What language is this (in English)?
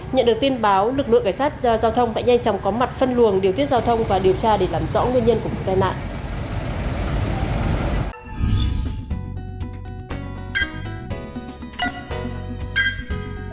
Vietnamese